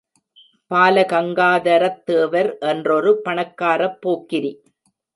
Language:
Tamil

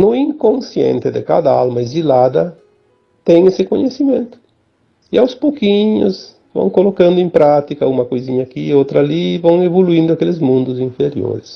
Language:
Portuguese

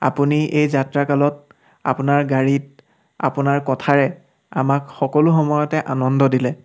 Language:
Assamese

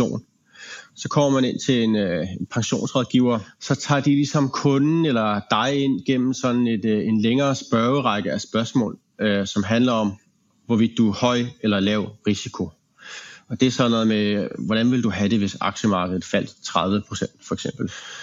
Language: Danish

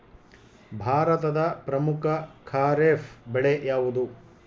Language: Kannada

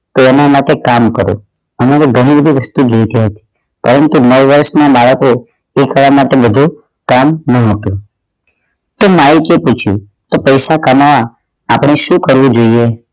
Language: Gujarati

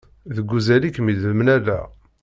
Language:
Kabyle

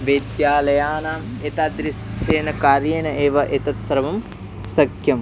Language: Sanskrit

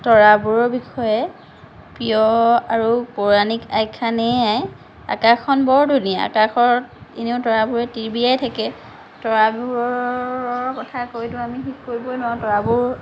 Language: Assamese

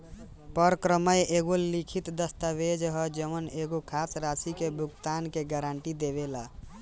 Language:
Bhojpuri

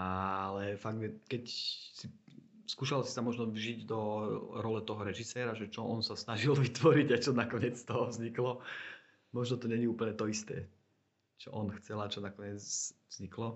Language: Slovak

